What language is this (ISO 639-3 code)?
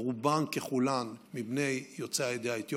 heb